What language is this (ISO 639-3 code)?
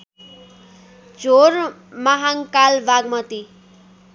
nep